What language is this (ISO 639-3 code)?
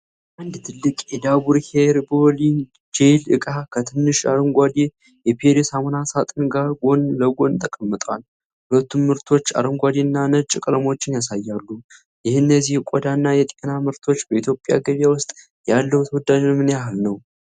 amh